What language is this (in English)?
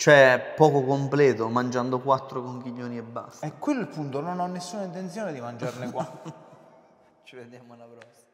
Italian